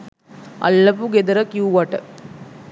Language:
Sinhala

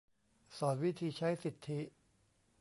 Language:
Thai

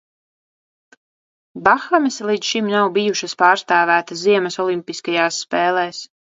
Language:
Latvian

